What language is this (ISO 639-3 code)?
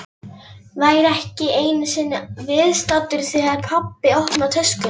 isl